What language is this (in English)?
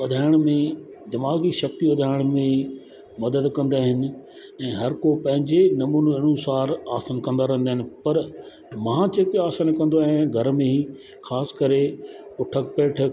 Sindhi